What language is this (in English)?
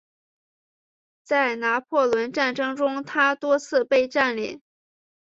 Chinese